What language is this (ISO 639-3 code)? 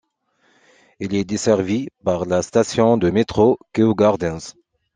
fra